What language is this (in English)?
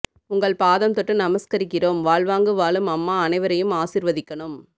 Tamil